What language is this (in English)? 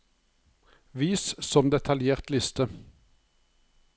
Norwegian